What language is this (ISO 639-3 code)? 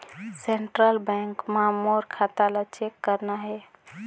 hne